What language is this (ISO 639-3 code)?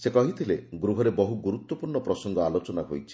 ori